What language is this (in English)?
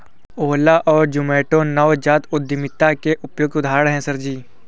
Hindi